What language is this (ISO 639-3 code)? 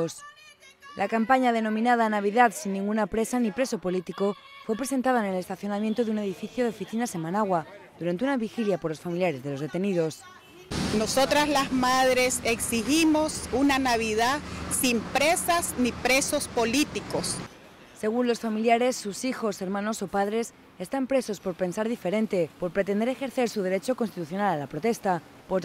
spa